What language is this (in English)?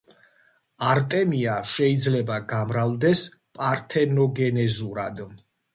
Georgian